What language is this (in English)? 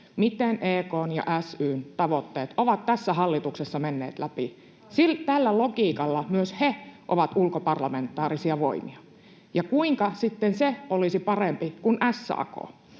Finnish